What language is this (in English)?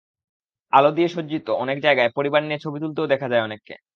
Bangla